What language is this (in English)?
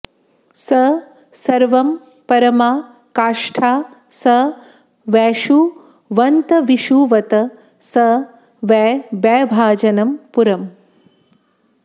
Sanskrit